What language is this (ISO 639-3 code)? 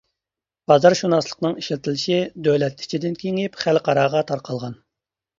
uig